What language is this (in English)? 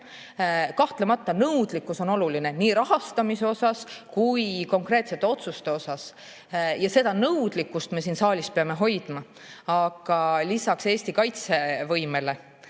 Estonian